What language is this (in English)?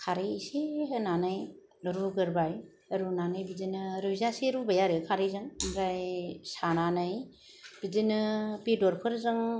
Bodo